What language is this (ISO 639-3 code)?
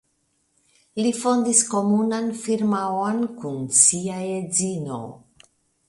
epo